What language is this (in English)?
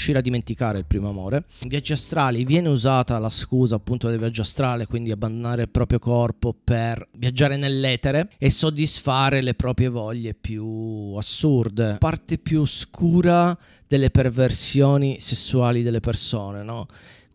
Italian